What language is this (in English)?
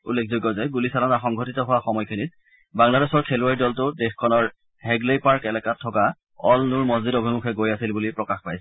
Assamese